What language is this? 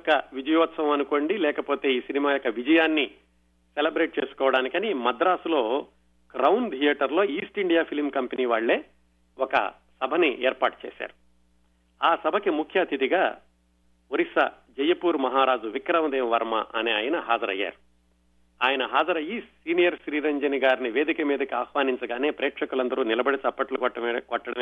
Telugu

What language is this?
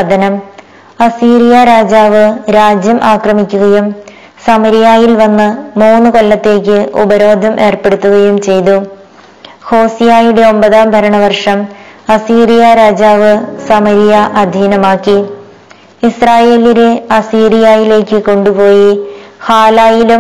Malayalam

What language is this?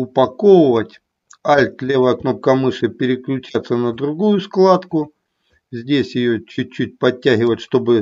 Russian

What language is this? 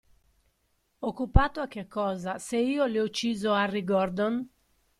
Italian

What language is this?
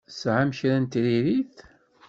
Kabyle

